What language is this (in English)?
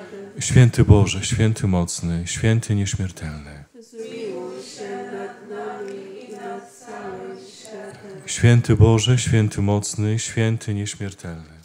Polish